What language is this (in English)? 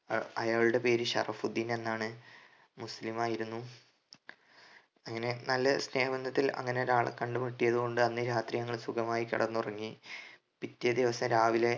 Malayalam